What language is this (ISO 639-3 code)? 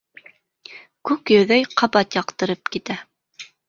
bak